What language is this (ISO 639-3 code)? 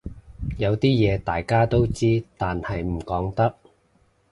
yue